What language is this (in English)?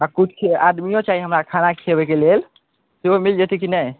Maithili